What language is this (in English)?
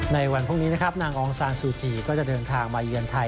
Thai